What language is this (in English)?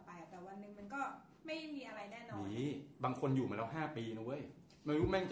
Thai